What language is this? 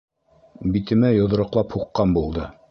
Bashkir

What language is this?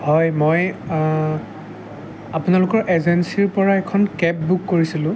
Assamese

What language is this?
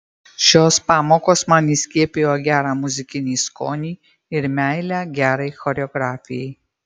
Lithuanian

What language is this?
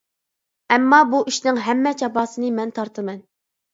Uyghur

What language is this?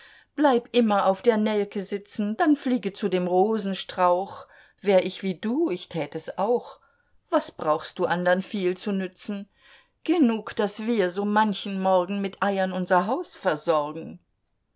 German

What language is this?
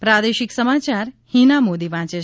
Gujarati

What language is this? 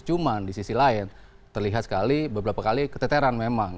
Indonesian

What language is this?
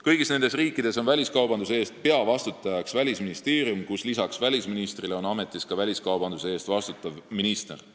Estonian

